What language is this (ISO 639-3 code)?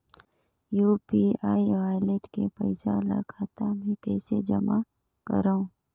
hne